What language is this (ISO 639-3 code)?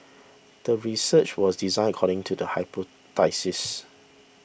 eng